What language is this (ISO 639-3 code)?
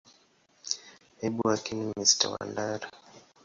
swa